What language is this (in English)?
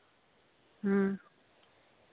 Santali